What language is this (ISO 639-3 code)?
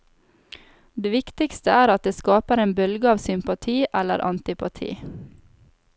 nor